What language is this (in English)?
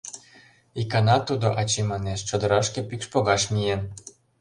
Mari